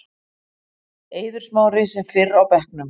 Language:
Icelandic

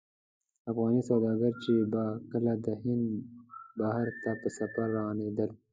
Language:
Pashto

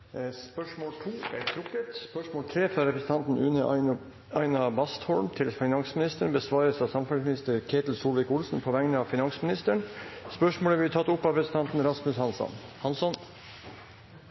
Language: Norwegian Bokmål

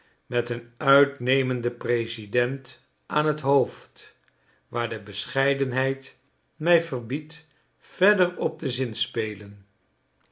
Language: Dutch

